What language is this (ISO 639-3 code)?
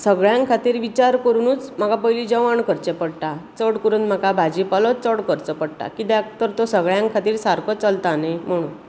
kok